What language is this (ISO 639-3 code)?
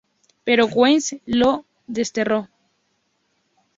spa